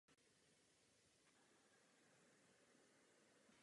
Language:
Czech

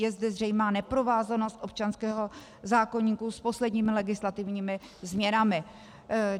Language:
Czech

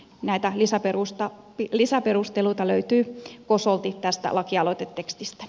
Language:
Finnish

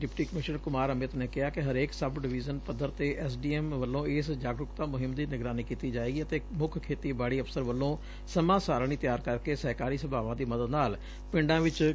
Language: Punjabi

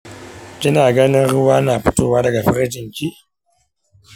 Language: Hausa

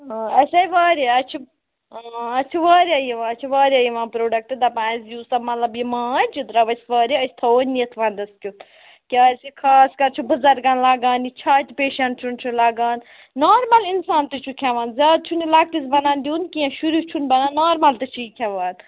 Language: Kashmiri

